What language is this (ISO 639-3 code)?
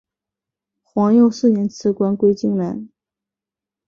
zho